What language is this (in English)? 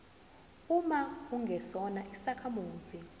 Zulu